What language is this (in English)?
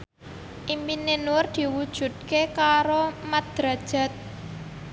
Javanese